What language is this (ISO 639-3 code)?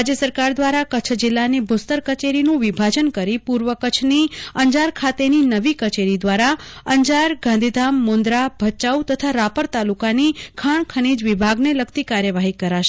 guj